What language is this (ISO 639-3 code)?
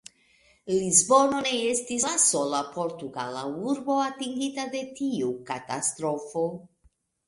epo